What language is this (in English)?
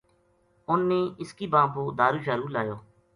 Gujari